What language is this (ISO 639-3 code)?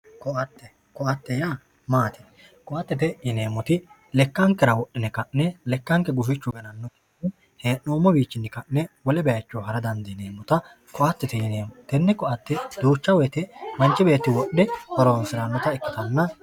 sid